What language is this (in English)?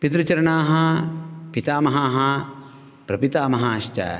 Sanskrit